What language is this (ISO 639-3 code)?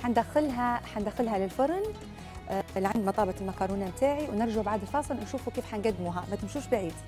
ara